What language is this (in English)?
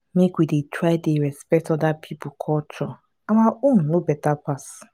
Nigerian Pidgin